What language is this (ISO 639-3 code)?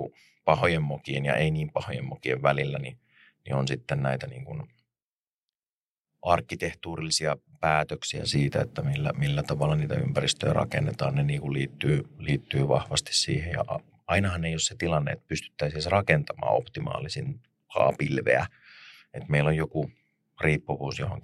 fin